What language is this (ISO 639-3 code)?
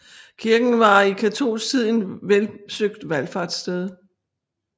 dan